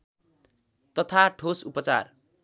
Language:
Nepali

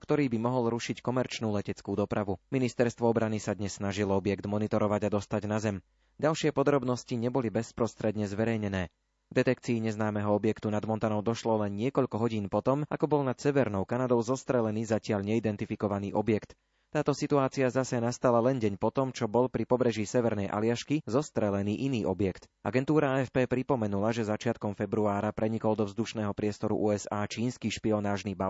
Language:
Slovak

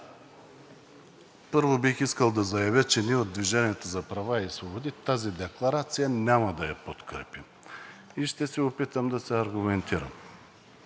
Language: Bulgarian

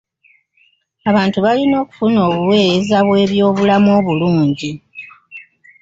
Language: Ganda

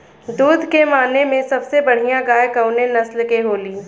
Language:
Bhojpuri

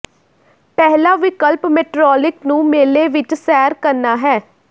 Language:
Punjabi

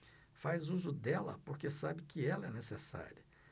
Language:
Portuguese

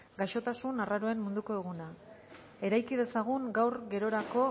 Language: Basque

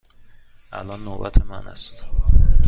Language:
Persian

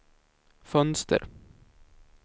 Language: Swedish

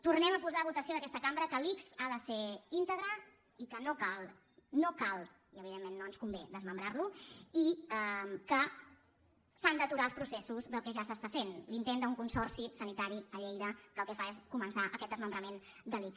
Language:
Catalan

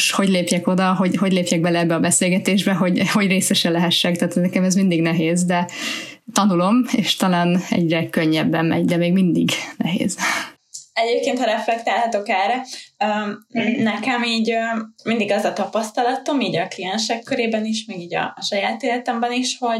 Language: Hungarian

